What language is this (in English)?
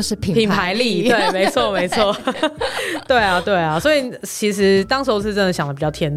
Chinese